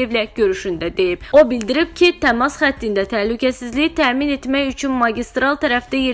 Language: Turkish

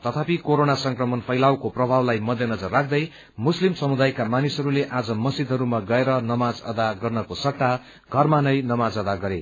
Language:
Nepali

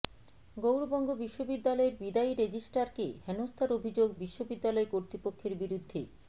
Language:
Bangla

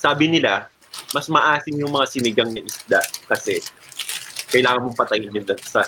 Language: Filipino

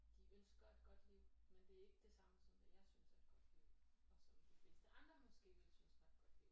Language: Danish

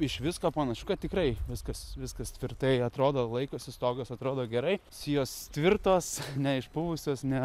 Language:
Lithuanian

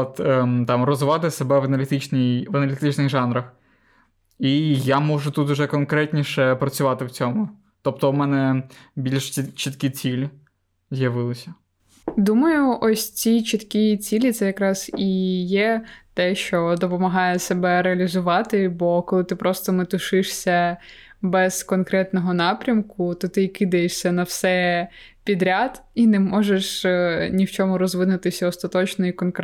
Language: Ukrainian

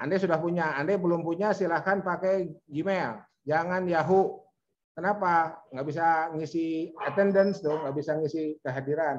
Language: Indonesian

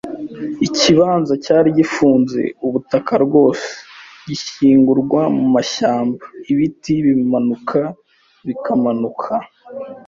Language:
Kinyarwanda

